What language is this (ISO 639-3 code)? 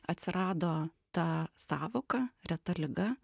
lit